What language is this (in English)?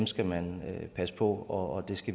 Danish